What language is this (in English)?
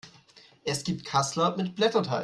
German